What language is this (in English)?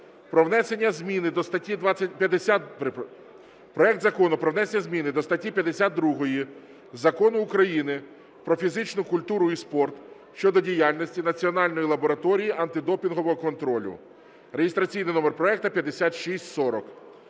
Ukrainian